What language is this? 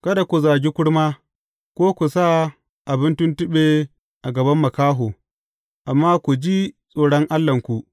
Hausa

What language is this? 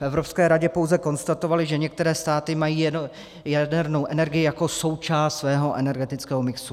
Czech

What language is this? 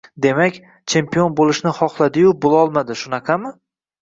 Uzbek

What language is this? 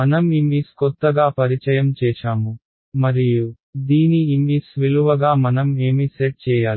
Telugu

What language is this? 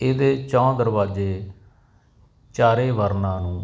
Punjabi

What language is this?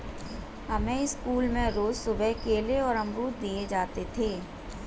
Hindi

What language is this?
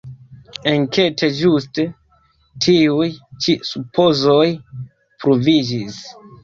Esperanto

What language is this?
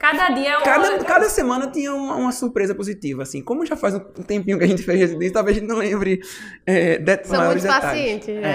Portuguese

